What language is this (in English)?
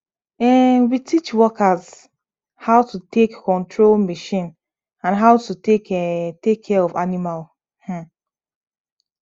Nigerian Pidgin